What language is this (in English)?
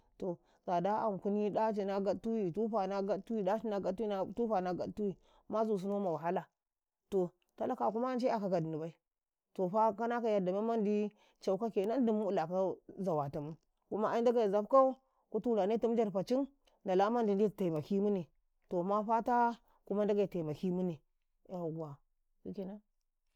Karekare